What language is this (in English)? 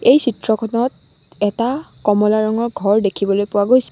Assamese